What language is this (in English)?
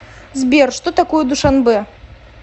Russian